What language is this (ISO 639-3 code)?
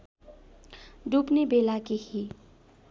nep